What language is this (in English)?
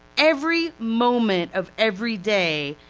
English